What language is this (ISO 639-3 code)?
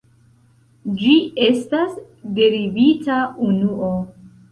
epo